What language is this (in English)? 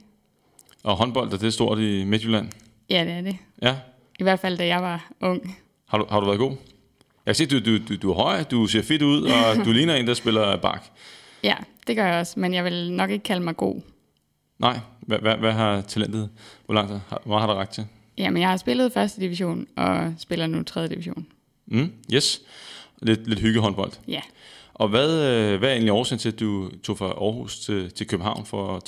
Danish